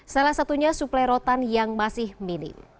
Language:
Indonesian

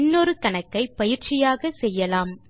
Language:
Tamil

